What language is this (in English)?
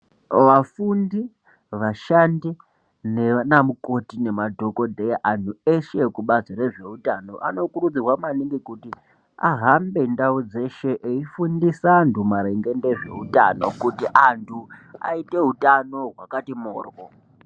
Ndau